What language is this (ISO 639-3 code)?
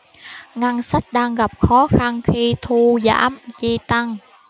vie